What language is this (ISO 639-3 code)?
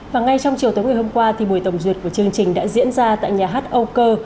vie